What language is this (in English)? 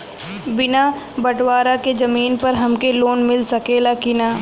Bhojpuri